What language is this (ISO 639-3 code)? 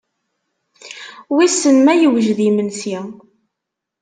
kab